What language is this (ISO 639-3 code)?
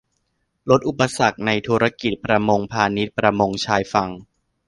tha